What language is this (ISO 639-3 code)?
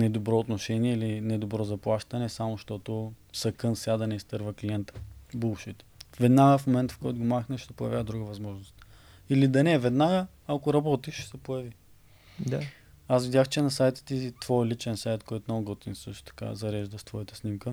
bul